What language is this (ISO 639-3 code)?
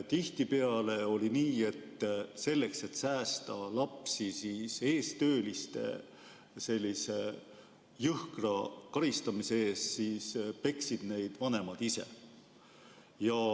est